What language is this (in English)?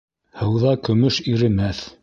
Bashkir